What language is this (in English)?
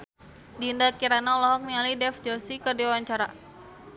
Sundanese